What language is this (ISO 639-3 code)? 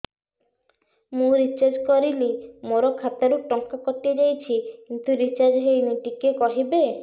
ori